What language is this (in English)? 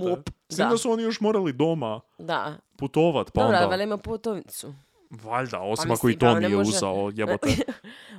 Croatian